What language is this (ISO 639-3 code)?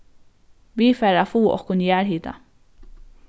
fao